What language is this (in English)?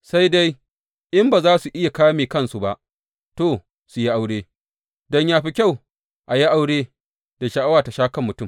Hausa